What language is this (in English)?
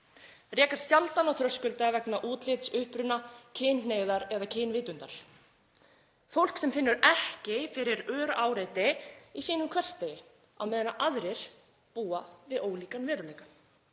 Icelandic